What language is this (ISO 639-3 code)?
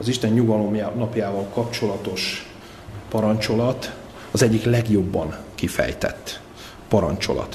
hun